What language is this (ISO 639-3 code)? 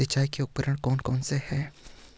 hin